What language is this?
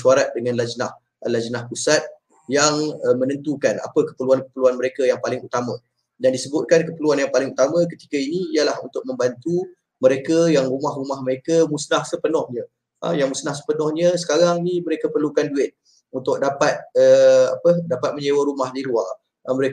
Malay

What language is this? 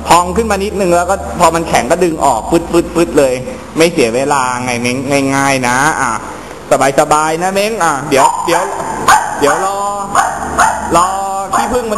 Thai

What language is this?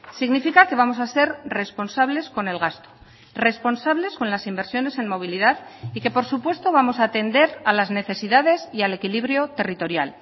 Spanish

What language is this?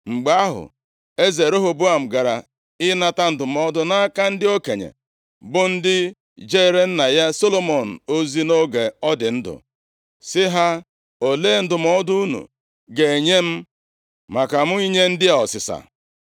Igbo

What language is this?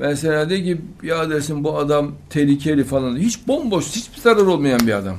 Turkish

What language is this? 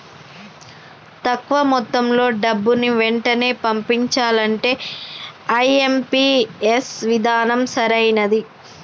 Telugu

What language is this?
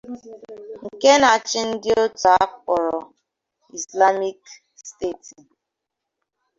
Igbo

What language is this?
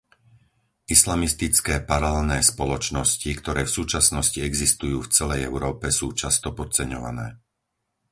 Slovak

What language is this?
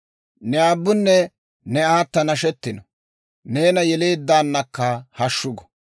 Dawro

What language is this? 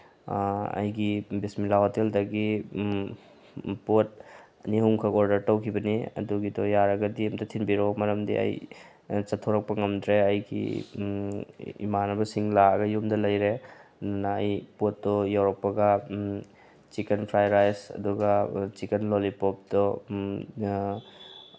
Manipuri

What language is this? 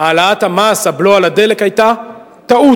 Hebrew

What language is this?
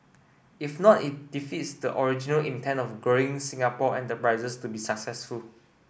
English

